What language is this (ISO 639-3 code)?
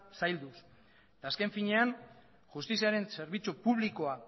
eus